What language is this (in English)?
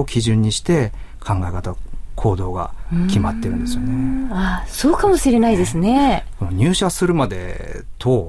Japanese